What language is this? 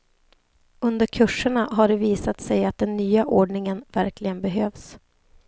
Swedish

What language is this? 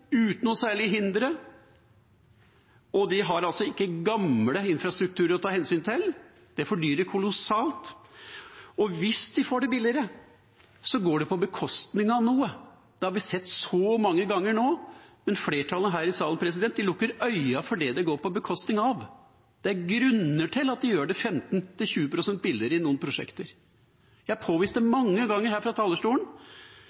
Norwegian Bokmål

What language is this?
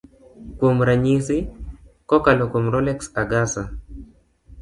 Luo (Kenya and Tanzania)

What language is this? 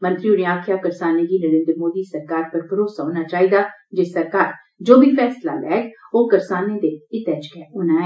Dogri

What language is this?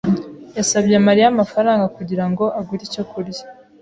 Kinyarwanda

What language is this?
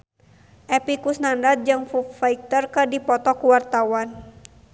Sundanese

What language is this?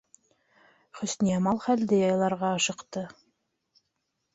Bashkir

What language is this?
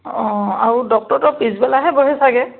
Assamese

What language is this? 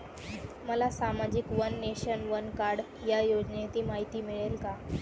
Marathi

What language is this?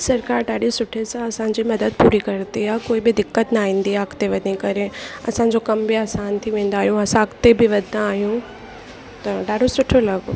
Sindhi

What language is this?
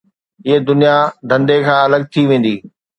Sindhi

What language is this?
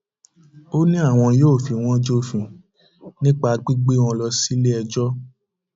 Yoruba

